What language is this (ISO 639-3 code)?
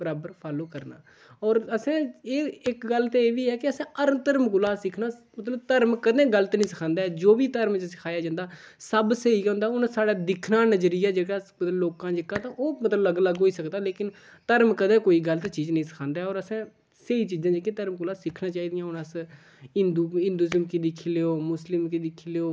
doi